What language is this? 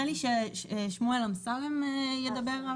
Hebrew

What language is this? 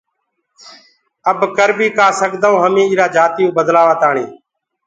Gurgula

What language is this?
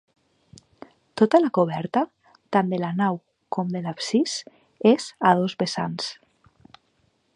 Catalan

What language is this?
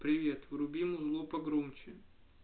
Russian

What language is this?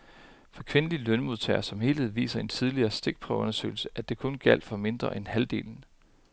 Danish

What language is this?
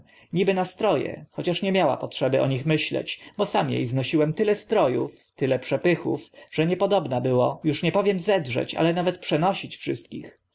Polish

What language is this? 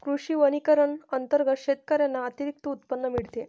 Marathi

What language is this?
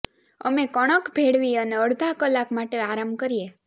Gujarati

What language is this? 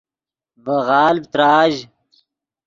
Yidgha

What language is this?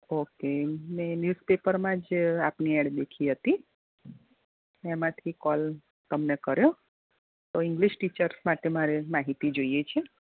Gujarati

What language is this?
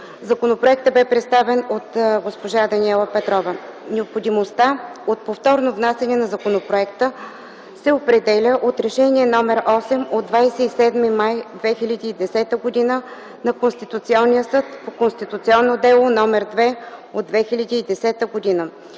Bulgarian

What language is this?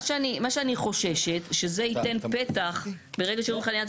Hebrew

